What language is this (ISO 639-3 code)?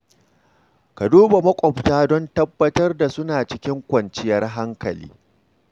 hau